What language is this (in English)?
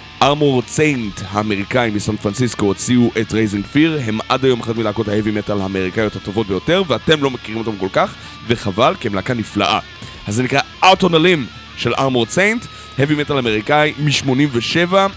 Hebrew